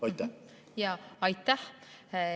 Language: Estonian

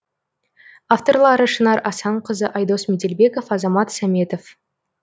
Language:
Kazakh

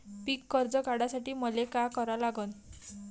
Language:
Marathi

